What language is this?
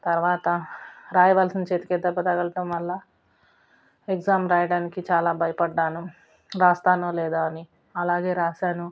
Telugu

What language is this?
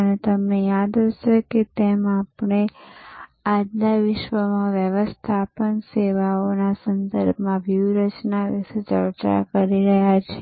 Gujarati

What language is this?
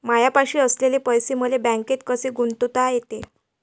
Marathi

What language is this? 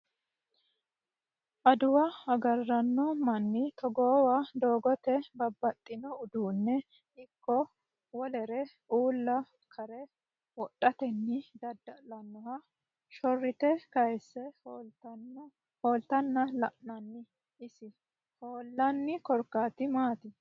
Sidamo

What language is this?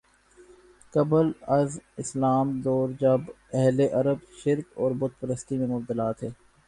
Urdu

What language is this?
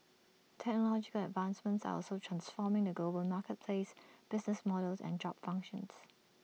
English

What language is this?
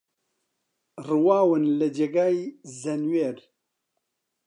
Central Kurdish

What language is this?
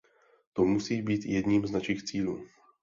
Czech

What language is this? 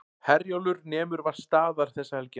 Icelandic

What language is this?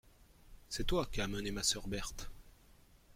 French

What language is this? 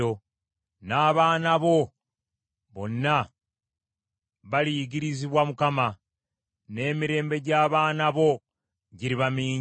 Ganda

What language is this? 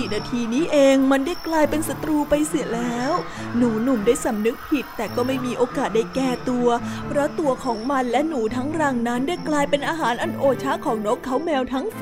Thai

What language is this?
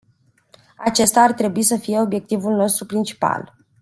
Romanian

